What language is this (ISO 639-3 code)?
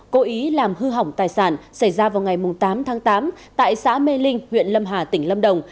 vie